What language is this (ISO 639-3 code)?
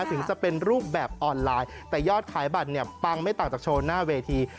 tha